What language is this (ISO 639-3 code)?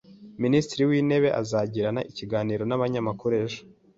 kin